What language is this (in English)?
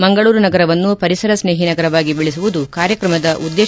Kannada